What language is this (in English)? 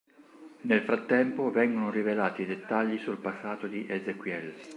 Italian